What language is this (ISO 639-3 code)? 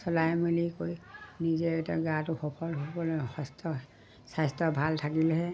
asm